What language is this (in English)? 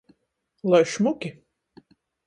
Latgalian